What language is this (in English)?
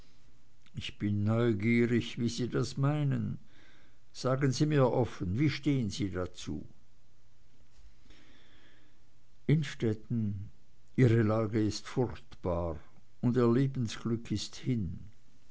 German